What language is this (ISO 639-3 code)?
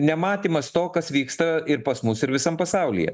lit